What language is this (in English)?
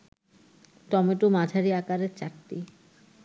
Bangla